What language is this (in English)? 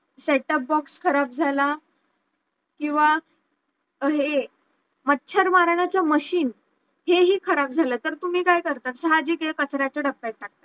Marathi